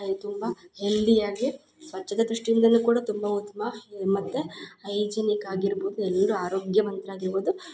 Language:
Kannada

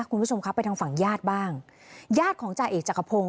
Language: Thai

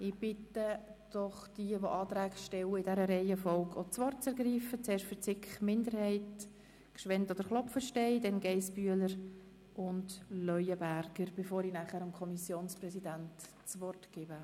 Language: Swiss German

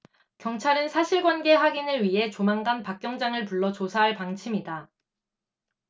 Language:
Korean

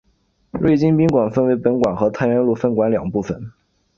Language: Chinese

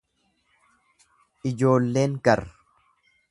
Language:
Oromo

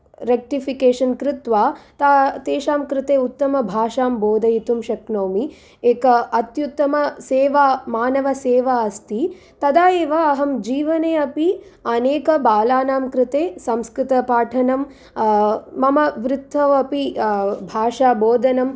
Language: Sanskrit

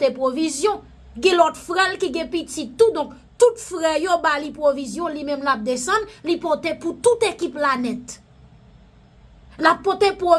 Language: French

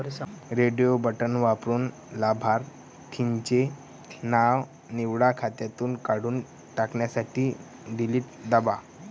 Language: Marathi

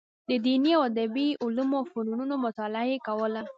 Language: Pashto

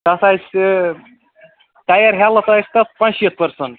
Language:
Kashmiri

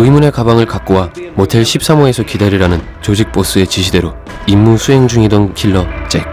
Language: Korean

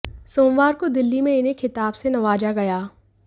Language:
Hindi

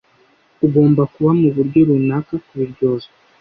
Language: Kinyarwanda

